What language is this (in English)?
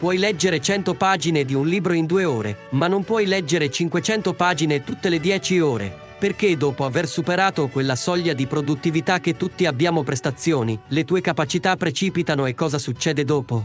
Italian